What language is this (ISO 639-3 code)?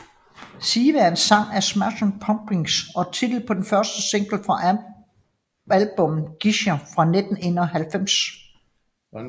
dan